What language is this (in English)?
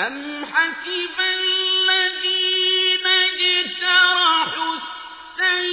Arabic